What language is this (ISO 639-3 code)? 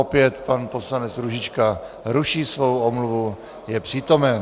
ces